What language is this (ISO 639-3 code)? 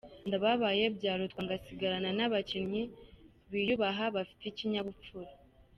kin